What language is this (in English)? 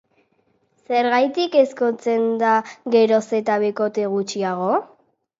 Basque